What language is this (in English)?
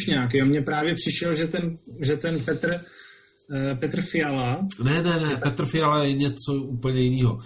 Czech